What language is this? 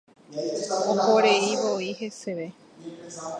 Guarani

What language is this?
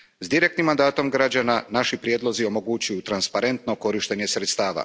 Croatian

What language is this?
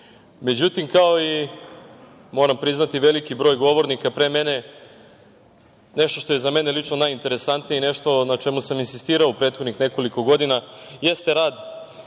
Serbian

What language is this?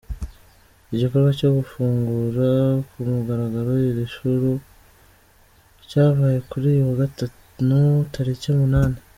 Kinyarwanda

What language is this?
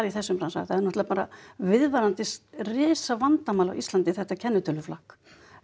Icelandic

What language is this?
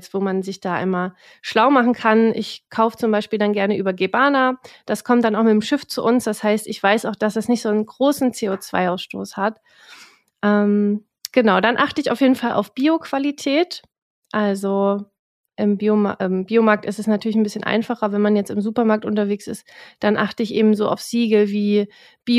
German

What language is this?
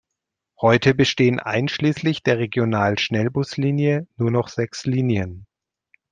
German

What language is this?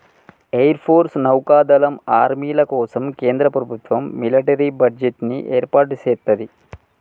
Telugu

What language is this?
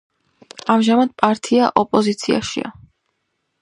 Georgian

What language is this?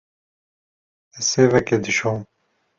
Kurdish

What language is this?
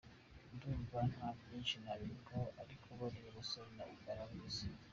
Kinyarwanda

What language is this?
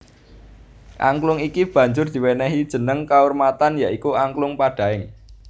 Javanese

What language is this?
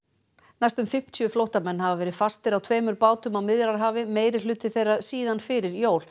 Icelandic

